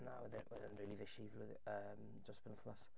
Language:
Welsh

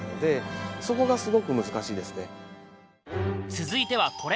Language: Japanese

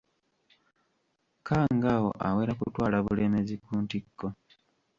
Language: Ganda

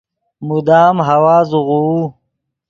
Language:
Yidgha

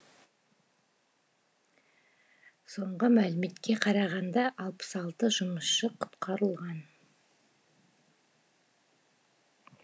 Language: Kazakh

